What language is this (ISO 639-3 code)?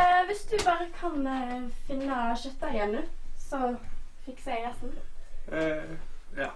nor